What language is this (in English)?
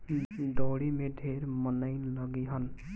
Bhojpuri